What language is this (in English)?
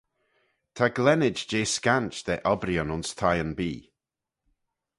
Manx